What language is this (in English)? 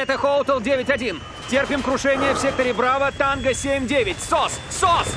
Russian